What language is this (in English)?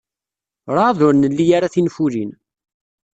Kabyle